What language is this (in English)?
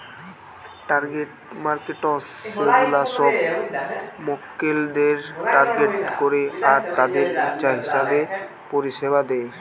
Bangla